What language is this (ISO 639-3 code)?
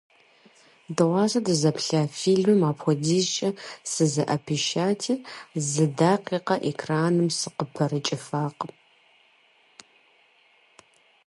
kbd